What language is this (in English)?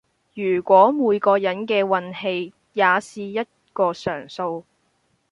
Cantonese